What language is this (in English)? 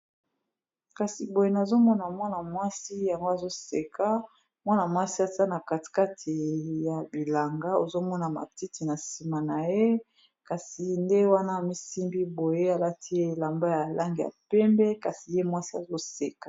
Lingala